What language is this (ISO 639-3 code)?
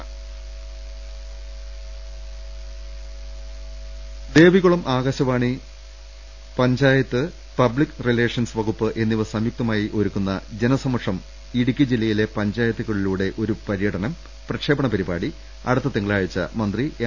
mal